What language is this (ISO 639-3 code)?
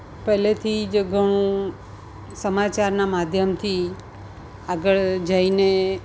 guj